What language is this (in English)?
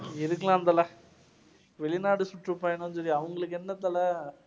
Tamil